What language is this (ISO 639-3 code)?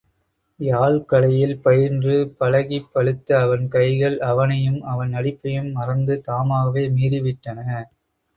tam